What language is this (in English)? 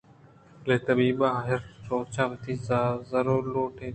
Eastern Balochi